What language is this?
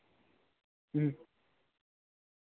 Santali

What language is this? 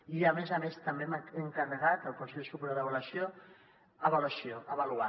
Catalan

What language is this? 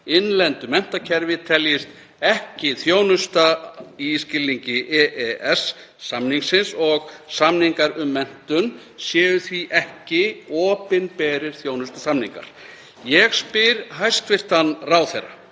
Icelandic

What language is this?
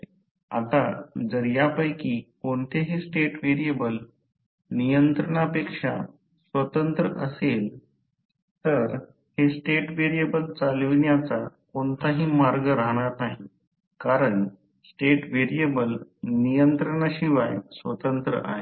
Marathi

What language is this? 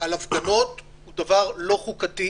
Hebrew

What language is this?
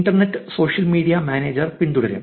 Malayalam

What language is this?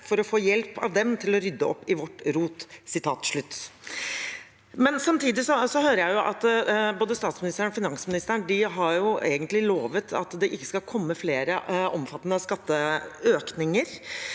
Norwegian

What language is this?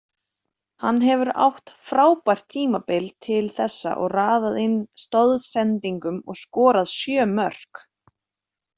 Icelandic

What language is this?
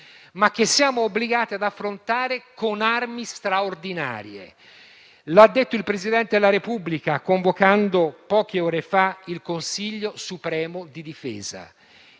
Italian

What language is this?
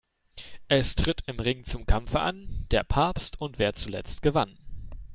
German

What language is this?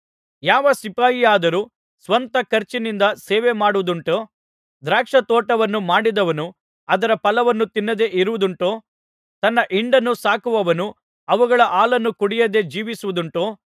Kannada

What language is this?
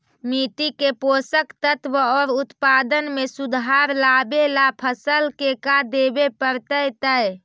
Magahi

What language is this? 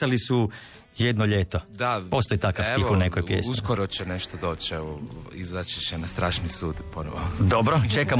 Croatian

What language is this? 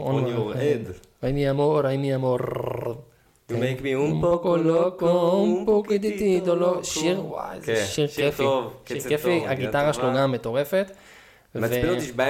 Hebrew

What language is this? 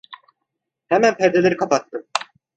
Turkish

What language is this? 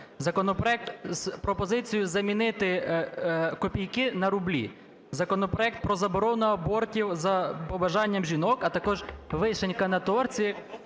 Ukrainian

